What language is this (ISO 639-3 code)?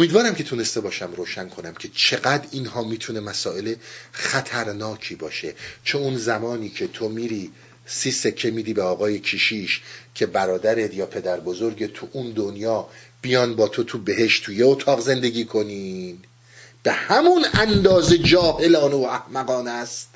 fas